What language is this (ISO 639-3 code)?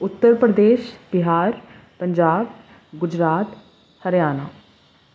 urd